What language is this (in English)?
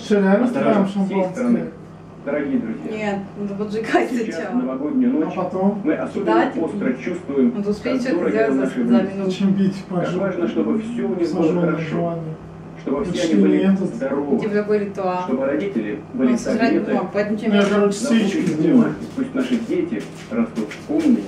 Russian